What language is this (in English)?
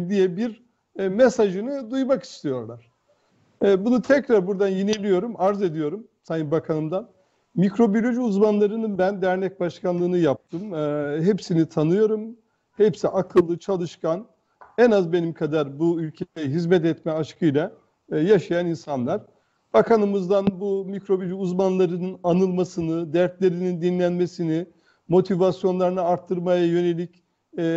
Turkish